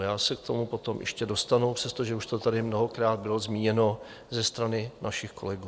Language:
Czech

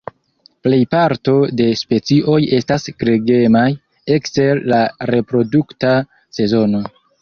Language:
Esperanto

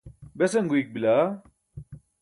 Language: Burushaski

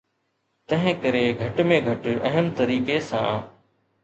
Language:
Sindhi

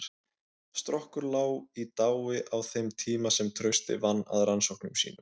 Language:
Icelandic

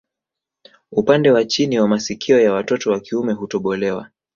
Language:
Swahili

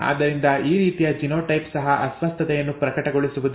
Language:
Kannada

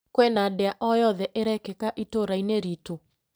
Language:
Kikuyu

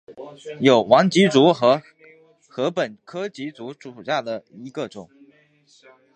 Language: Chinese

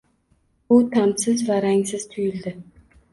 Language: Uzbek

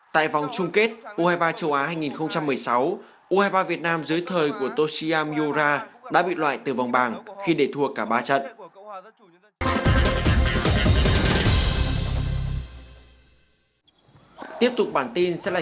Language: Vietnamese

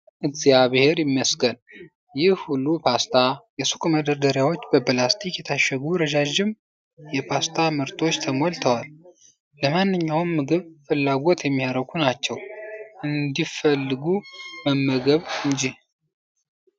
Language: Amharic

